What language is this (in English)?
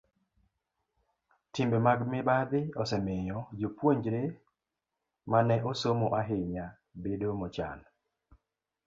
Luo (Kenya and Tanzania)